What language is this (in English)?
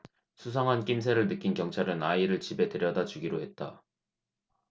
Korean